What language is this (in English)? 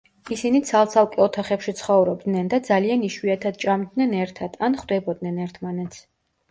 Georgian